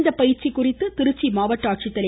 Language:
Tamil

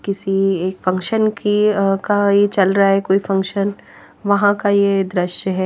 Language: Hindi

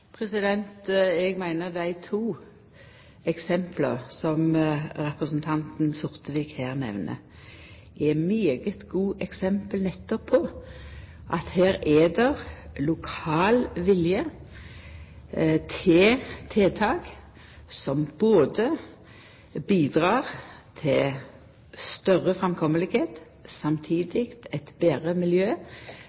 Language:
Norwegian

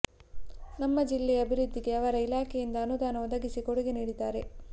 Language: Kannada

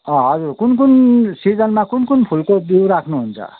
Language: Nepali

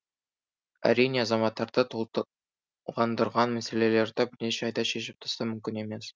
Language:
Kazakh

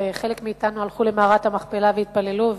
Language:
Hebrew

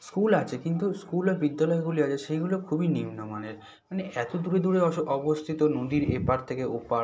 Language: Bangla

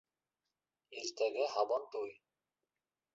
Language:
Bashkir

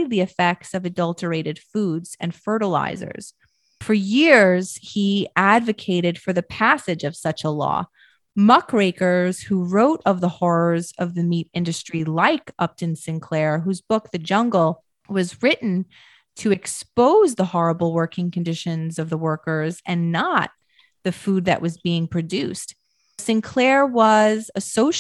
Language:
English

